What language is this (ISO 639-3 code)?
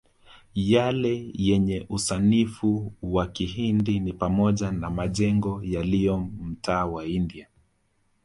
swa